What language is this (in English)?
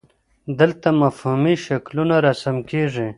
Pashto